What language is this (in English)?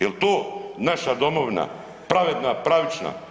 Croatian